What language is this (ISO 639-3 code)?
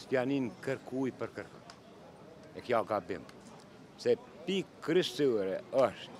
ron